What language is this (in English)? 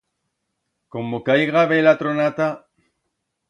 Aragonese